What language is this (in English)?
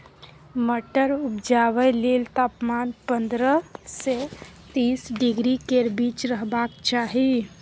Maithili